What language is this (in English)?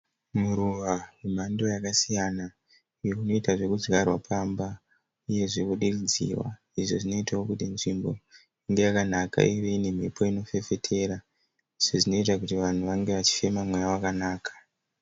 Shona